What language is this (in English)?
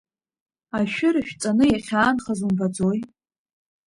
Abkhazian